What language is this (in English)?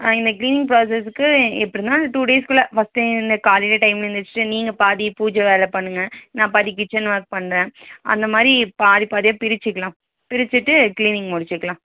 Tamil